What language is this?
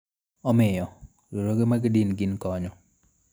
Luo (Kenya and Tanzania)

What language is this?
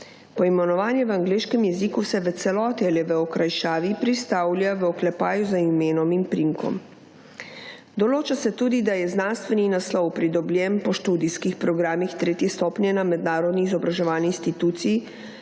Slovenian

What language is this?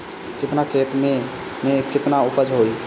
Bhojpuri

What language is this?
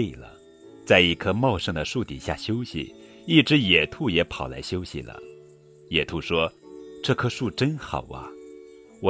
Chinese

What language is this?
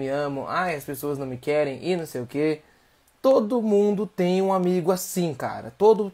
Portuguese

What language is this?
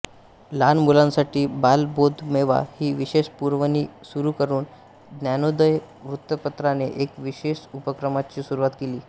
Marathi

